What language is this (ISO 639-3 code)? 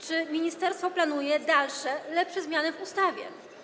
pol